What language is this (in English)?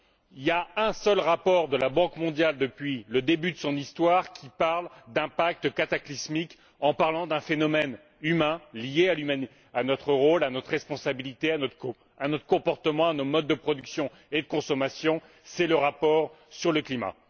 French